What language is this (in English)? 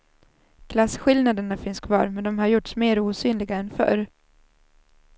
Swedish